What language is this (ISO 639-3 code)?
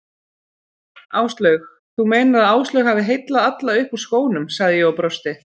isl